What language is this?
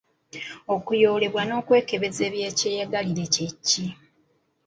Ganda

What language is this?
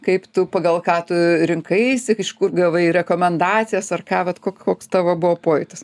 Lithuanian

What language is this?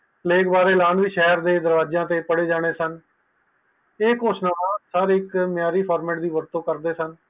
Punjabi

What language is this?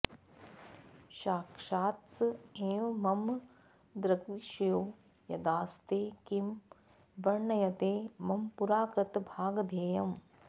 Sanskrit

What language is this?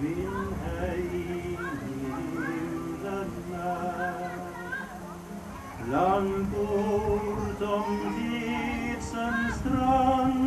Norwegian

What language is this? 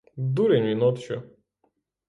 Ukrainian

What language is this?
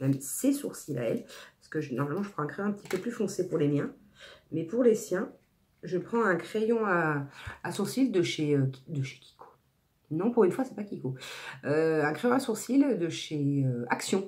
French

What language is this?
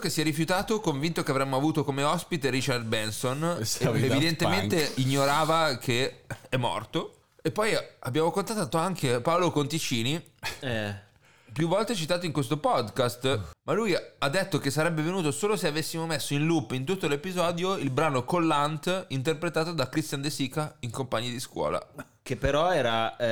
Italian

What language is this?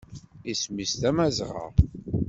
Kabyle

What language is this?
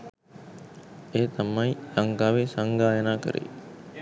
Sinhala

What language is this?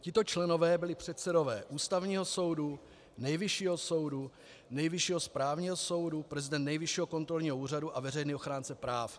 Czech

